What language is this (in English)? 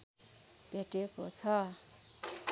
Nepali